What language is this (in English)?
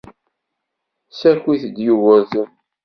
Kabyle